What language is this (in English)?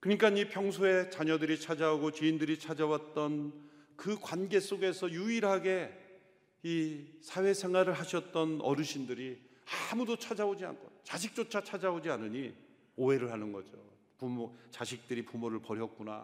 Korean